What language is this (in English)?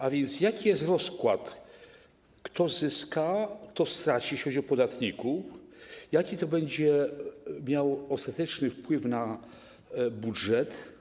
Polish